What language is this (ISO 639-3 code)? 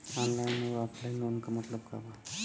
bho